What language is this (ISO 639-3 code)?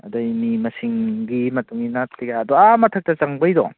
mni